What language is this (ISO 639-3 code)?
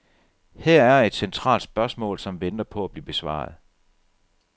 dan